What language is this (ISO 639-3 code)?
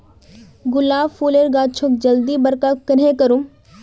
mag